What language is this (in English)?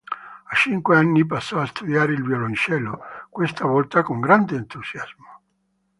Italian